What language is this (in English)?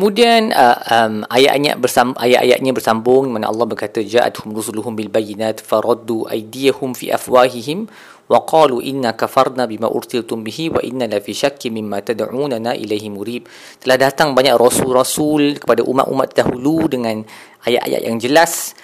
Malay